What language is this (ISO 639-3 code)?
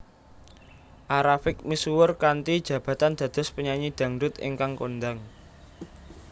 jav